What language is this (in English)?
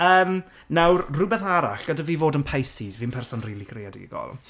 Welsh